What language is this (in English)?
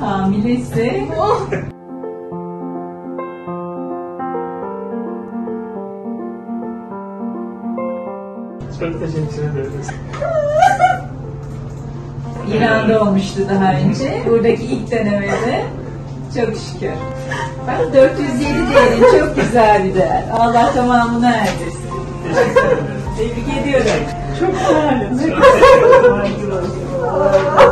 Turkish